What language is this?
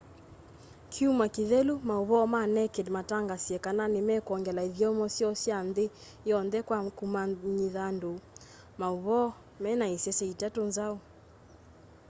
Kamba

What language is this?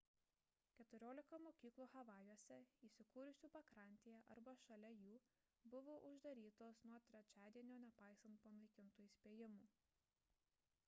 Lithuanian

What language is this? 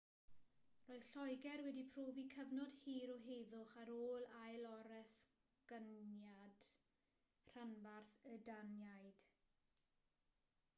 Welsh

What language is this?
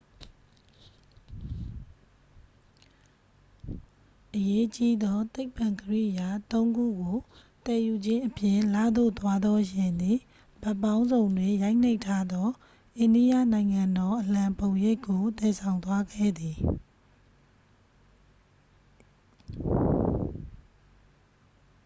Burmese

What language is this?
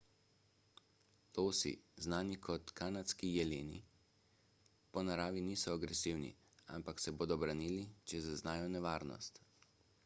Slovenian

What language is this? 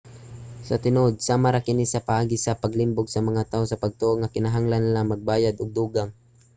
Cebuano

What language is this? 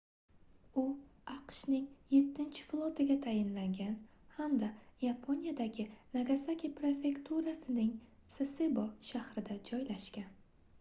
Uzbek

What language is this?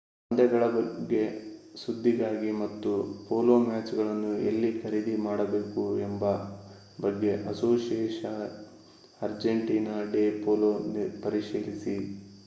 Kannada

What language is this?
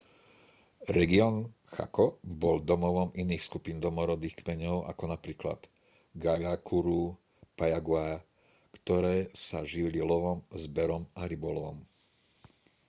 Slovak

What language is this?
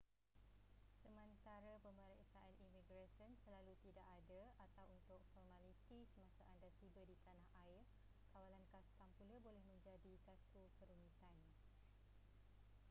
Malay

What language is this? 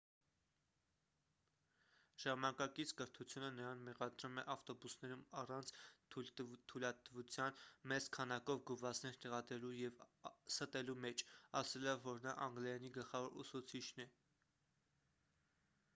Armenian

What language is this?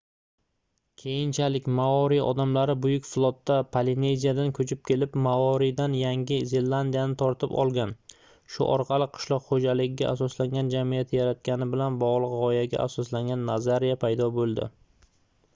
Uzbek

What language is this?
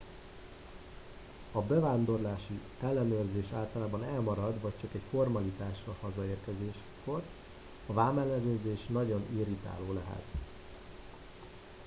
Hungarian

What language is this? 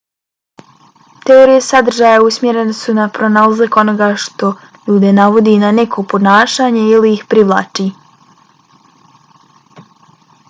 Bosnian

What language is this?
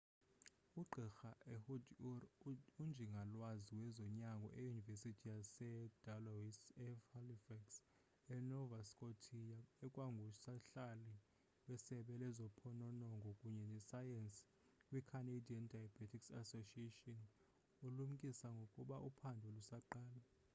Xhosa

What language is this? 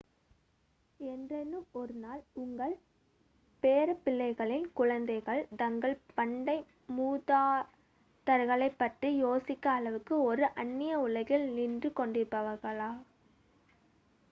Tamil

